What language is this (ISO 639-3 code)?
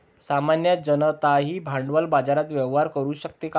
mar